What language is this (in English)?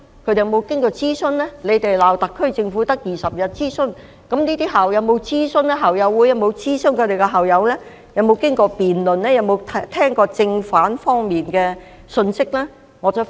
Cantonese